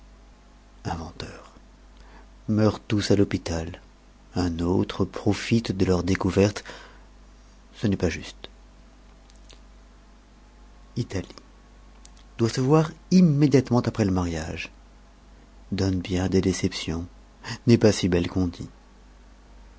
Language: French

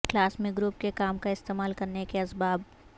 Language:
Urdu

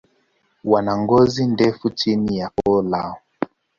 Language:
Swahili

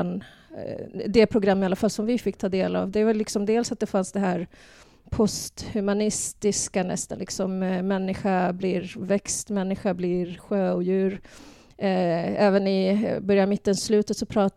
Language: Swedish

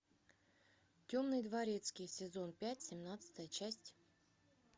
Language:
Russian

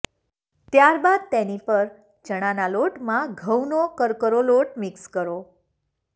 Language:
Gujarati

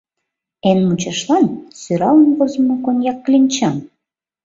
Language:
Mari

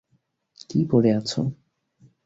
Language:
Bangla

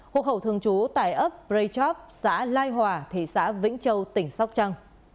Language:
Vietnamese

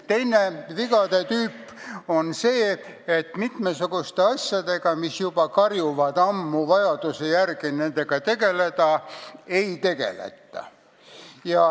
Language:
Estonian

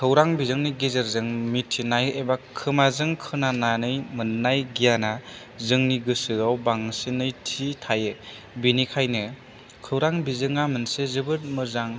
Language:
Bodo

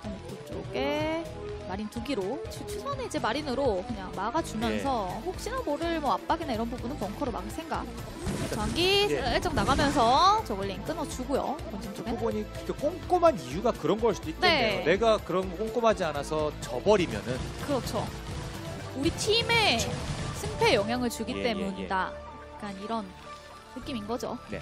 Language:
Korean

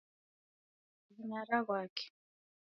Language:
Taita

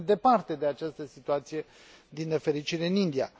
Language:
Romanian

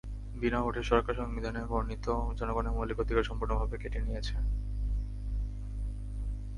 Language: Bangla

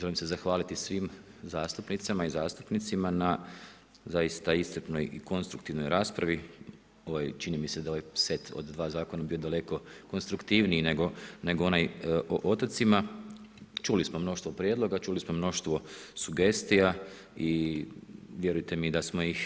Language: Croatian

